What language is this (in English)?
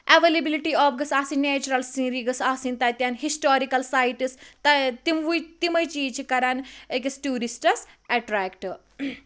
Kashmiri